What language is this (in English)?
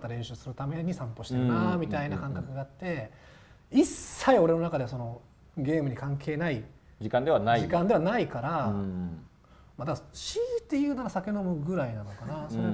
Japanese